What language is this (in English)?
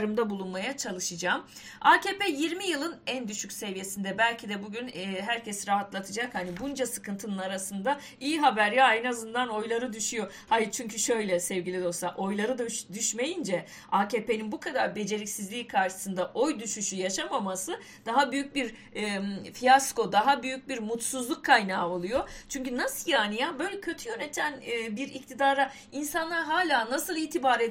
Turkish